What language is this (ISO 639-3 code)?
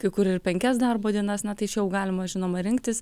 lit